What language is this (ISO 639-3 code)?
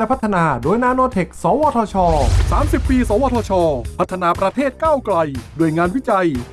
tha